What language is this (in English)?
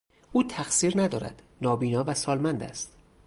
Persian